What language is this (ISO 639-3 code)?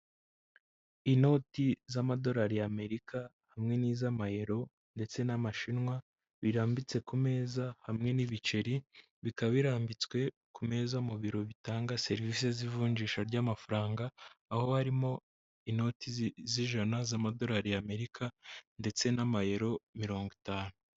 kin